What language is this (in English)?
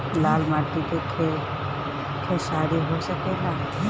Bhojpuri